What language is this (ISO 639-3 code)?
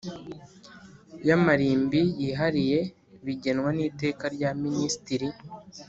kin